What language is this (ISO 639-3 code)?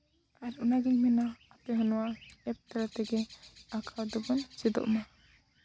sat